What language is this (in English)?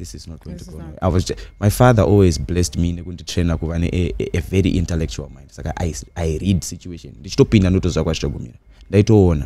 English